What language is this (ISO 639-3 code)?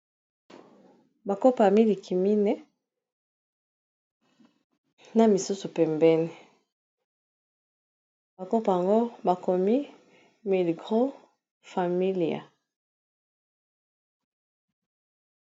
lin